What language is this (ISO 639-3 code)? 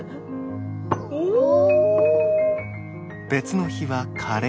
jpn